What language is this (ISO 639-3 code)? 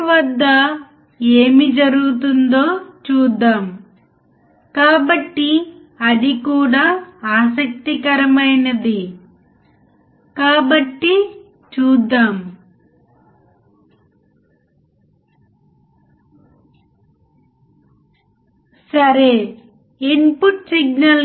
tel